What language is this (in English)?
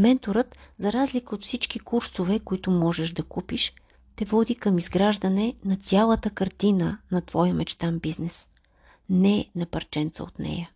Bulgarian